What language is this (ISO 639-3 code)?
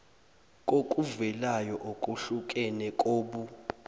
zul